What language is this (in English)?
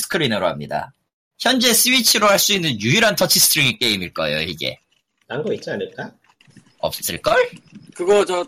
Korean